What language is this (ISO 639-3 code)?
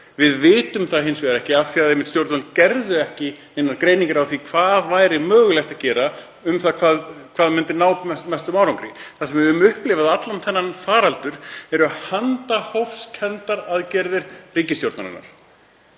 isl